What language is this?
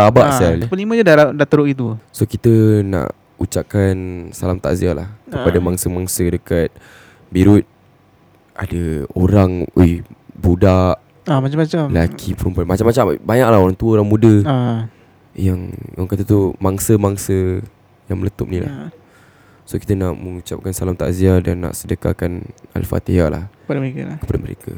Malay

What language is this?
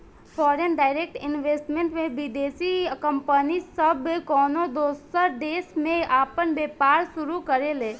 Bhojpuri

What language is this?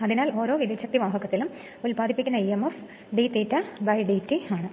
Malayalam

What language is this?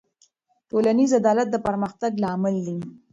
Pashto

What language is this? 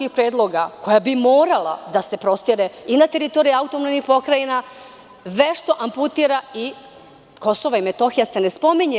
Serbian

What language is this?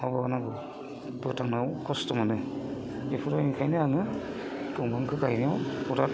Bodo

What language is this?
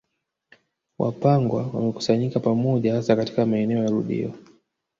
Swahili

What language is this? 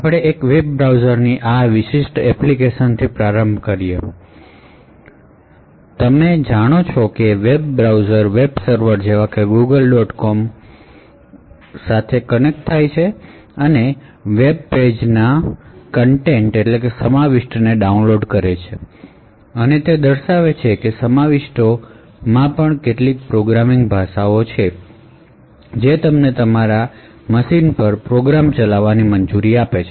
Gujarati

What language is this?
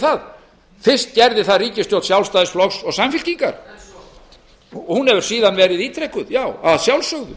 Icelandic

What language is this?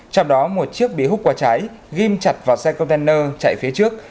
Vietnamese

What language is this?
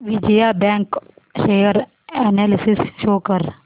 Marathi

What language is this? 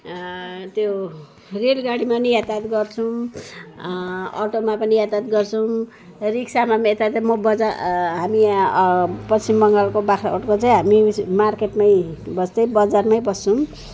Nepali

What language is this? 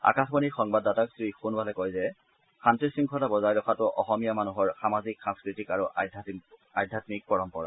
Assamese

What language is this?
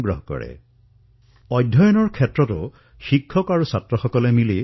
Assamese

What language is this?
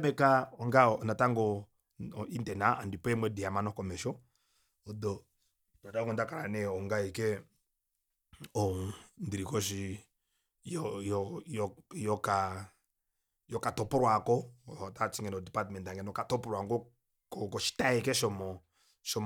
Kuanyama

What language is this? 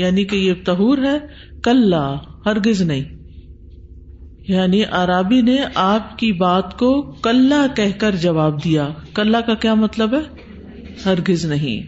Urdu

